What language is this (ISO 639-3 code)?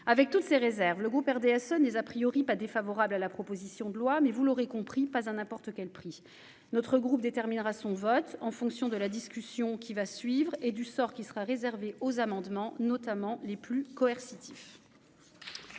fra